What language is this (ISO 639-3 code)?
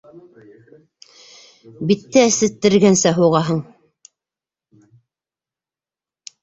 bak